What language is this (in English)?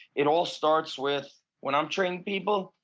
English